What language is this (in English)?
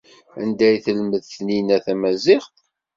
Kabyle